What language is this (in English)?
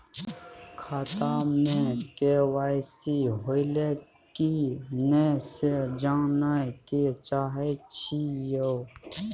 Maithili